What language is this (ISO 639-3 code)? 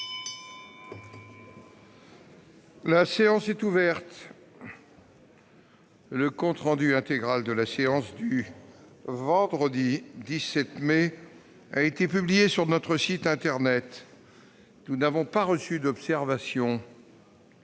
fra